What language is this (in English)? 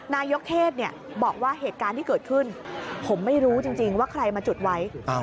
Thai